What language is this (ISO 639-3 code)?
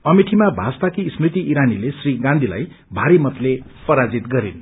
nep